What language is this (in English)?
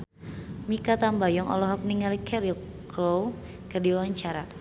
Sundanese